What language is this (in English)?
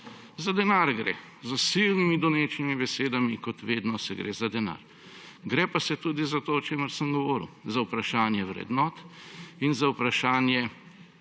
Slovenian